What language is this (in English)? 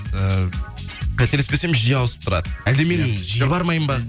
Kazakh